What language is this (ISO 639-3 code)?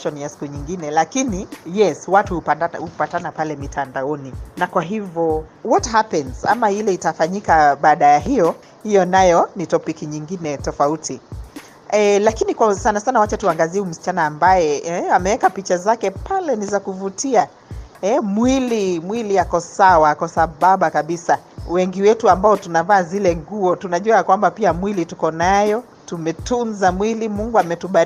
swa